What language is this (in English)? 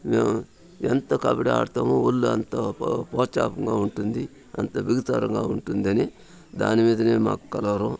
Telugu